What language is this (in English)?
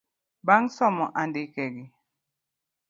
Luo (Kenya and Tanzania)